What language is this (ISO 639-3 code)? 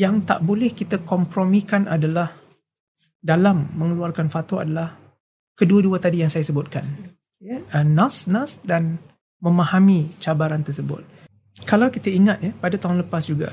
msa